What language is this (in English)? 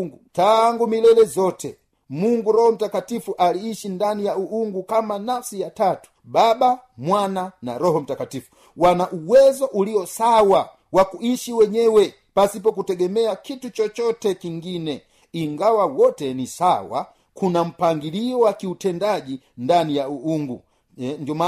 Swahili